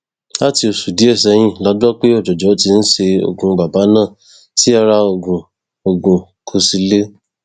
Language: Yoruba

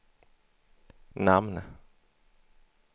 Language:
Swedish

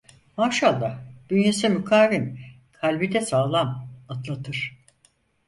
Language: Turkish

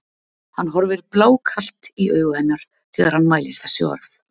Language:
Icelandic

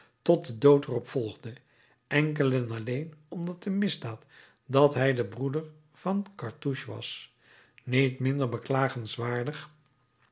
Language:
Dutch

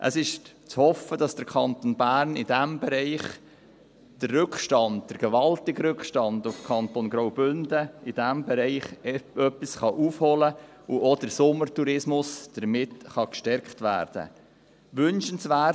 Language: Swiss German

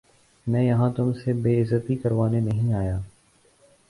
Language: Urdu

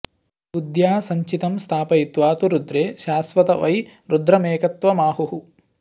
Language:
Sanskrit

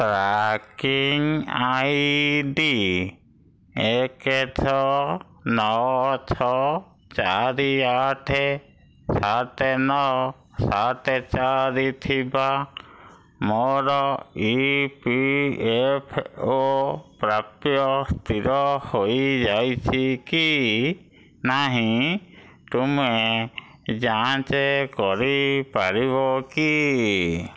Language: Odia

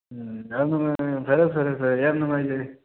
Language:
Manipuri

